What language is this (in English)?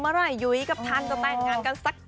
Thai